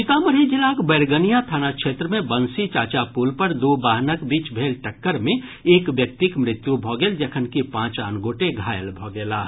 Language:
Maithili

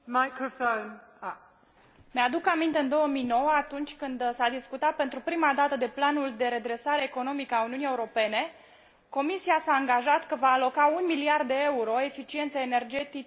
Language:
Romanian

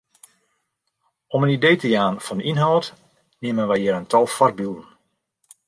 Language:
Western Frisian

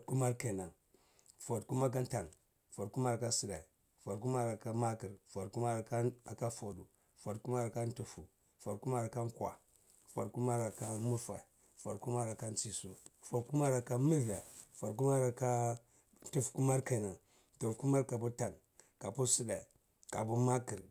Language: Cibak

